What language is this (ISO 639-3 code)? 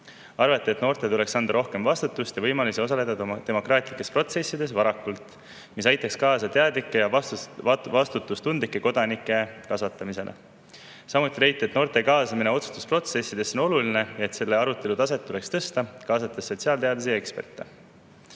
est